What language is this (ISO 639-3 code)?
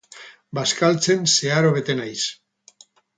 eus